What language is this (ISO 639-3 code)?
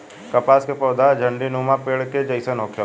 bho